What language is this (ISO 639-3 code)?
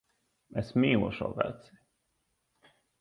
lav